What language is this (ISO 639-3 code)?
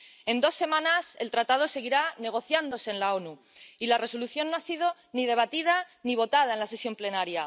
spa